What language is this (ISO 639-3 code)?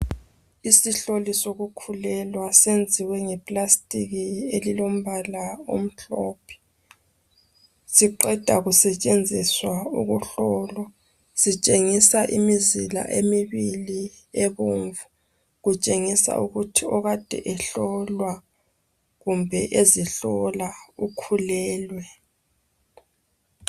nde